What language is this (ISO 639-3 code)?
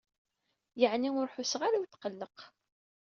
kab